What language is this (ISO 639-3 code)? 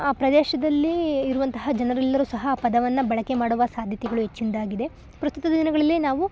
kan